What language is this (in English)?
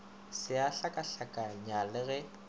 Northern Sotho